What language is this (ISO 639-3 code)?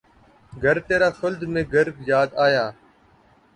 urd